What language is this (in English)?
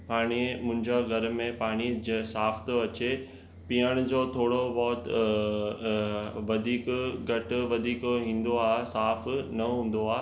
Sindhi